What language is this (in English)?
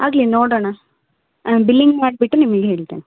Kannada